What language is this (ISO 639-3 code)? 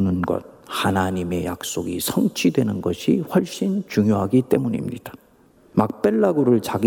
kor